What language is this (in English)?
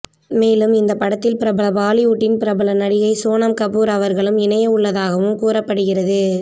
Tamil